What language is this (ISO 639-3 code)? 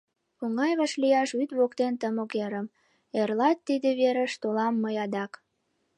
chm